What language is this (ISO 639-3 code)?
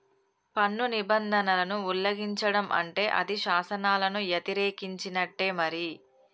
tel